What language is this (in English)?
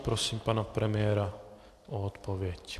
Czech